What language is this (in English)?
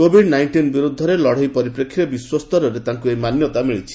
Odia